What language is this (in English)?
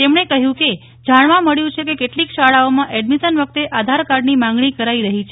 Gujarati